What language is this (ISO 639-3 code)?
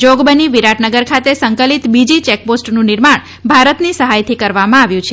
guj